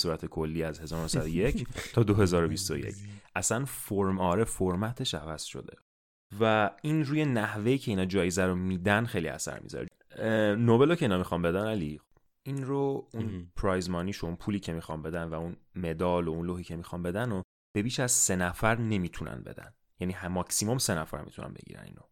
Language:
Persian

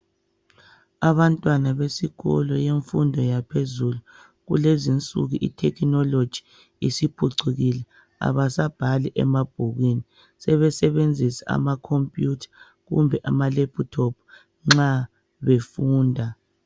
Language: North Ndebele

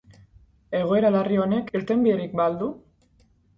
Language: Basque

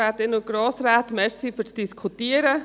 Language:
Swiss German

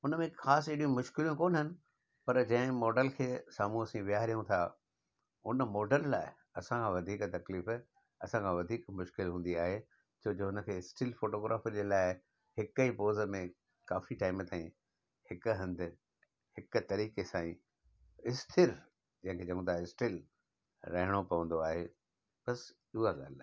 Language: Sindhi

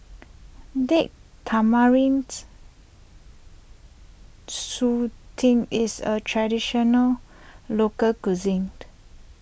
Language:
English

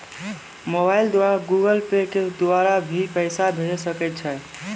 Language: Maithili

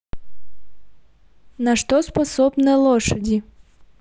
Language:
Russian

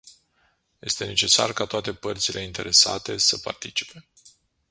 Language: Romanian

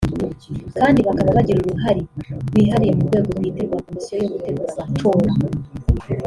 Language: Kinyarwanda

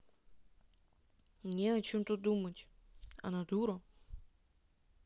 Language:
Russian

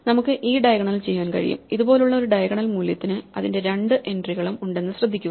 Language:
Malayalam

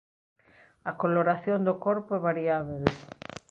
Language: Galician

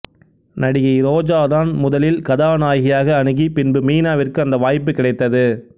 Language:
Tamil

